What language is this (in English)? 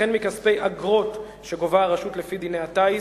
Hebrew